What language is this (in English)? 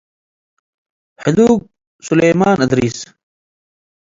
Tigre